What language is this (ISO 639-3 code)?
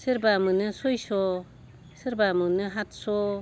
brx